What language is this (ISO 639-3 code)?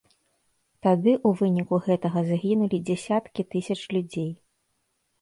bel